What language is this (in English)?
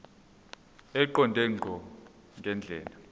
Zulu